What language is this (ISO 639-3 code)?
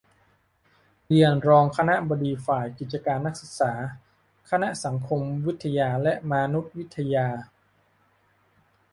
tha